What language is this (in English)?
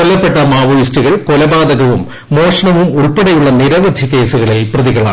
Malayalam